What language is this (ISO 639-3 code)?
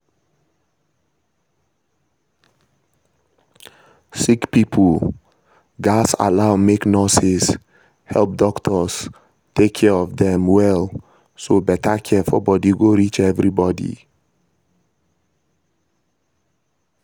pcm